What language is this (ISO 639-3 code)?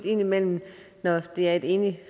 dan